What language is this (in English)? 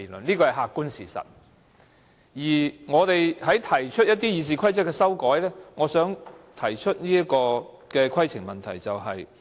Cantonese